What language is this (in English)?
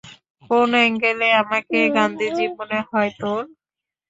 Bangla